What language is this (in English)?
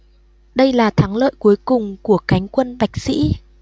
Vietnamese